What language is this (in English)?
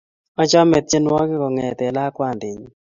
Kalenjin